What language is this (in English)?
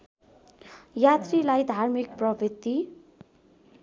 Nepali